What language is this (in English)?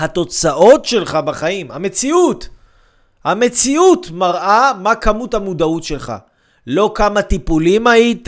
Hebrew